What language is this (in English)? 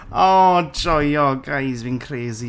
Welsh